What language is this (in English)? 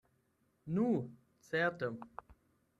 Esperanto